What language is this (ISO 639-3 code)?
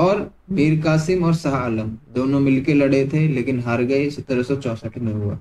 hin